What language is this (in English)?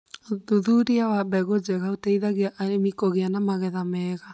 Kikuyu